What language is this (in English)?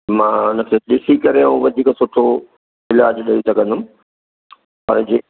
Sindhi